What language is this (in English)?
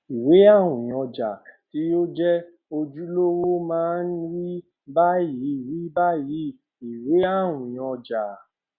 Yoruba